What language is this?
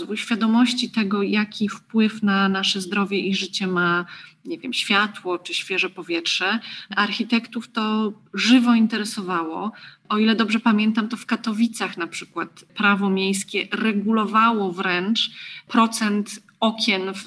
Polish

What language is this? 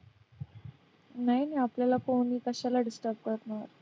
Marathi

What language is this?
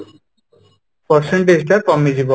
Odia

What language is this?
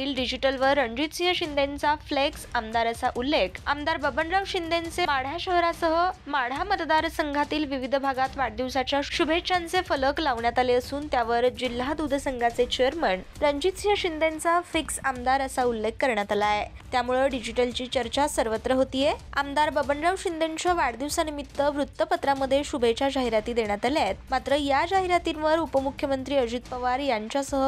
Marathi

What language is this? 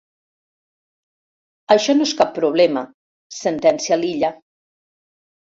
Catalan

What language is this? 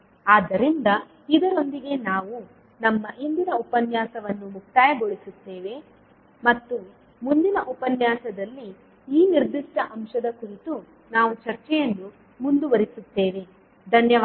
Kannada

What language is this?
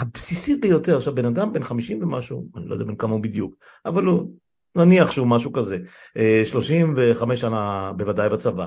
Hebrew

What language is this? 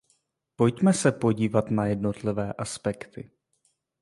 Czech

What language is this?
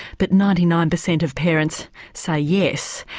English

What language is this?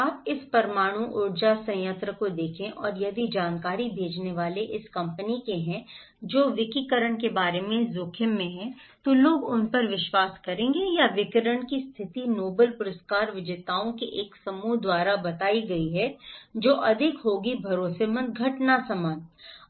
Hindi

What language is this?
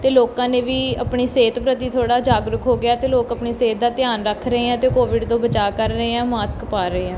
Punjabi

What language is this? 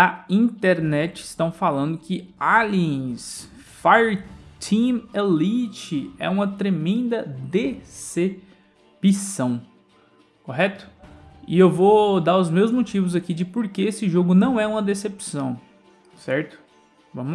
Portuguese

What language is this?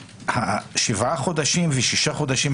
Hebrew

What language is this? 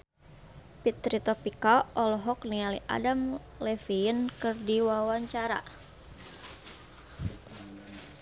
Sundanese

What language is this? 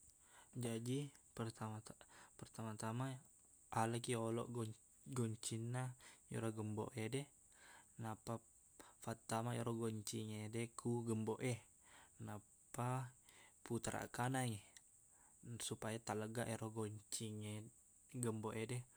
Buginese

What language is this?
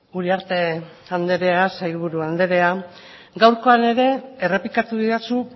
Basque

